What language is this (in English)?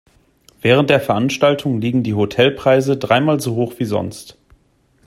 German